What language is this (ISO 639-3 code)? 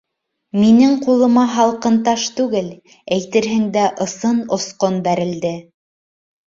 bak